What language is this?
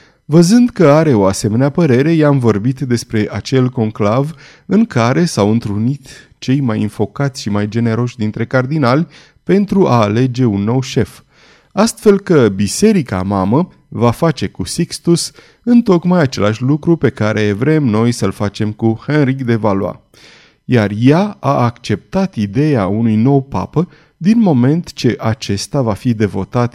Romanian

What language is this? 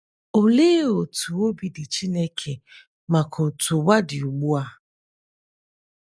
Igbo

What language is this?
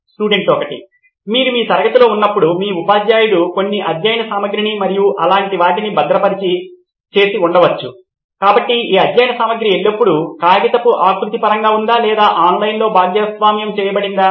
Telugu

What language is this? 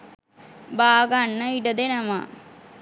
Sinhala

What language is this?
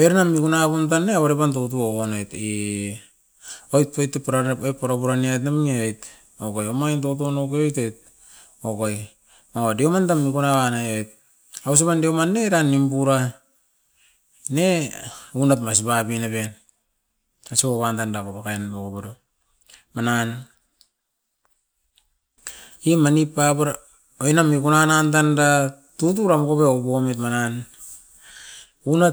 Askopan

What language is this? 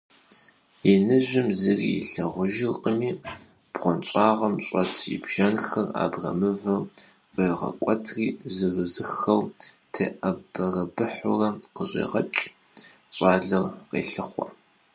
Kabardian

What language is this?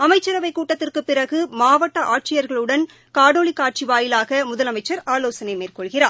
Tamil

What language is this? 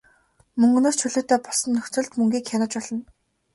Mongolian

